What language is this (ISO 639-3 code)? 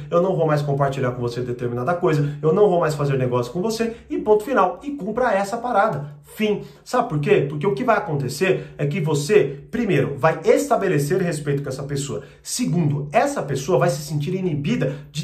por